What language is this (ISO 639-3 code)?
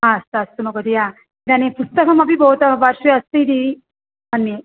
san